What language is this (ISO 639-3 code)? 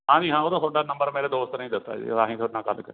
pan